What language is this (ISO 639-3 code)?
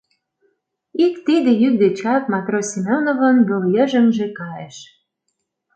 chm